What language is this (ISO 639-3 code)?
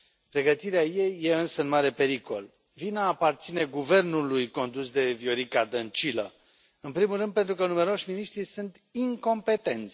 ron